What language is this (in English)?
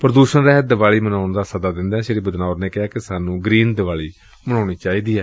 Punjabi